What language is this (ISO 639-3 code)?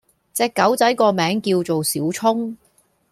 yue